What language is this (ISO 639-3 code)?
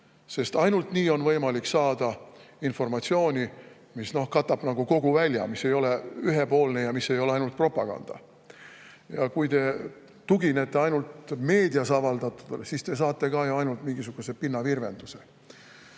est